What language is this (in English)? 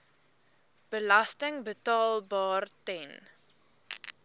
Afrikaans